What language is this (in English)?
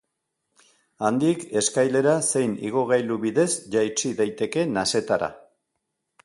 Basque